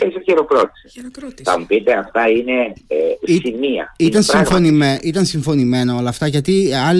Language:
Greek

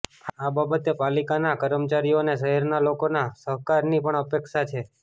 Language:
Gujarati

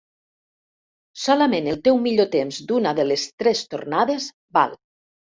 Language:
Catalan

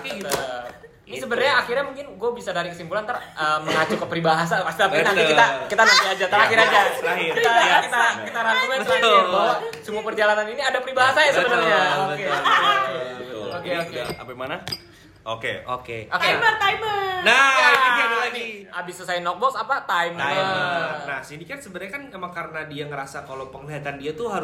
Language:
Indonesian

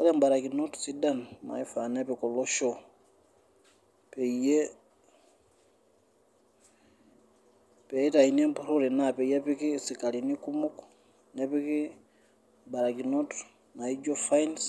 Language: Masai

